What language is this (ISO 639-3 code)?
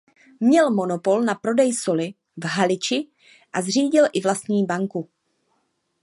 ces